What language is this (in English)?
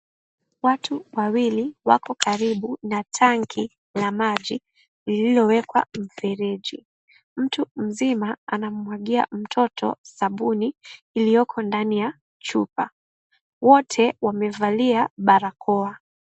Swahili